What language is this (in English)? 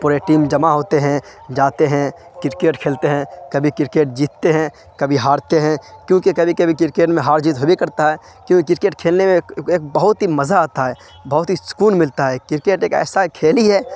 Urdu